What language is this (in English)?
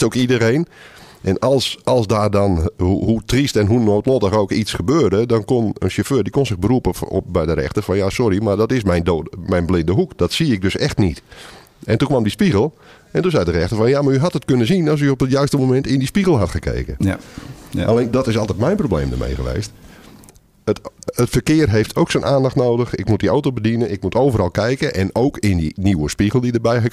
Dutch